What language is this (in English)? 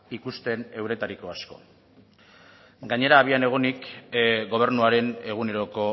Basque